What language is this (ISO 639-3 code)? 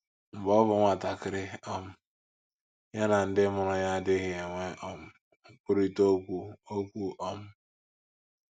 ibo